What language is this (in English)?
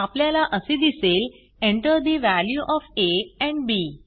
Marathi